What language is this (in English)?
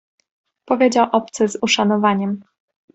Polish